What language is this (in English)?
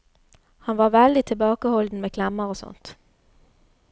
Norwegian